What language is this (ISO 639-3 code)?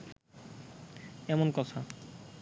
ben